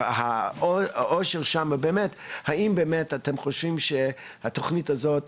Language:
Hebrew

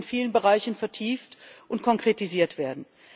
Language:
German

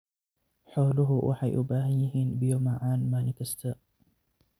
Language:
Somali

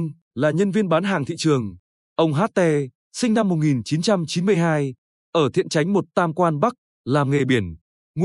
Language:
Vietnamese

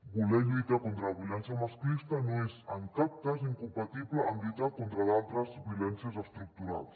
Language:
Catalan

